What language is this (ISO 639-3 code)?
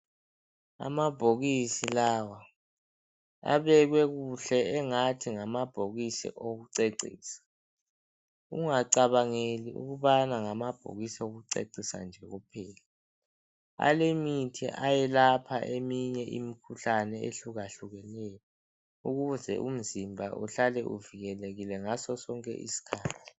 nde